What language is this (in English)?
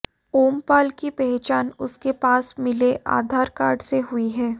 Hindi